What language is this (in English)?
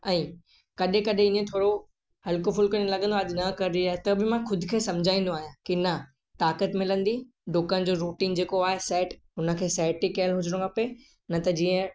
Sindhi